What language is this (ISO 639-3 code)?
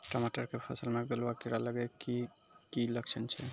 mai